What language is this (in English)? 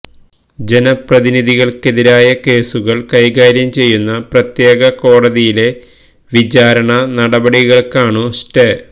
Malayalam